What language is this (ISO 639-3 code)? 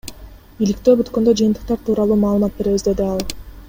kir